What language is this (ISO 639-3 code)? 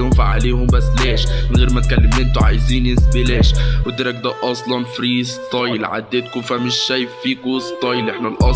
ara